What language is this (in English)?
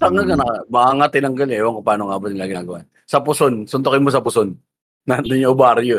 Filipino